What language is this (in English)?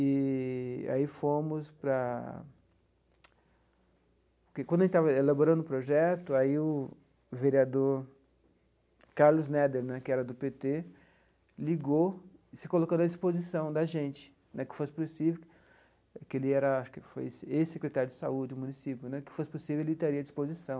Portuguese